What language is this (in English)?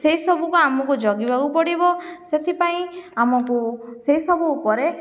Odia